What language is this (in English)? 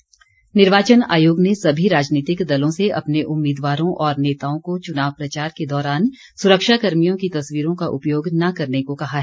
Hindi